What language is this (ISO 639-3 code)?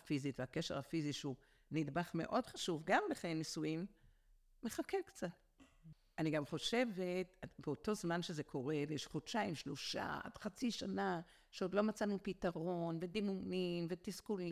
heb